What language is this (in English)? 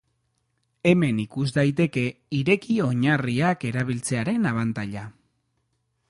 Basque